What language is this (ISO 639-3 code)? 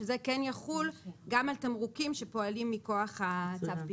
heb